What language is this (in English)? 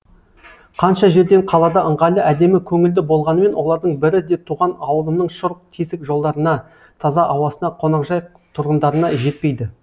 Kazakh